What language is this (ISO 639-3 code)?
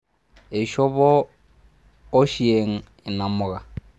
mas